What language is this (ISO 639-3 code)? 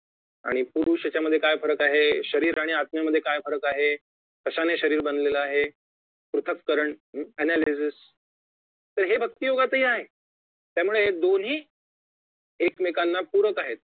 mar